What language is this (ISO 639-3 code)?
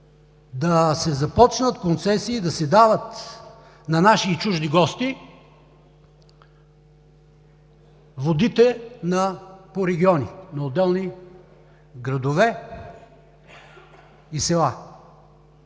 bul